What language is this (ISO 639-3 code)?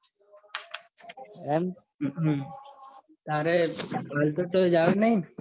guj